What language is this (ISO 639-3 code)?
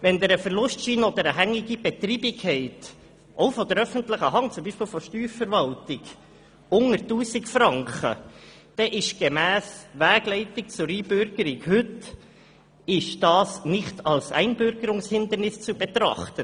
gsw